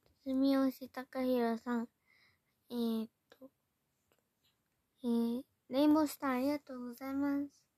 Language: Japanese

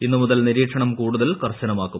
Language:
Malayalam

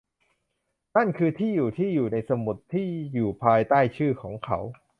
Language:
Thai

